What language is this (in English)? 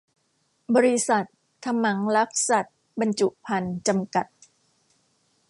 Thai